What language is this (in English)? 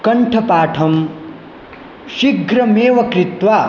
Sanskrit